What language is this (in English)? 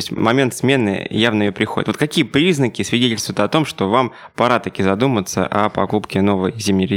Russian